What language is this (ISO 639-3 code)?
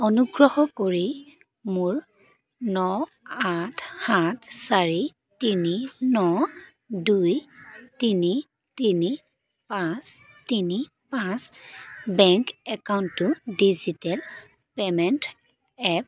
asm